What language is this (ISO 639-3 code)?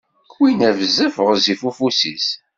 kab